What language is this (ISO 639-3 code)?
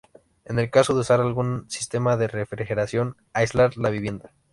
spa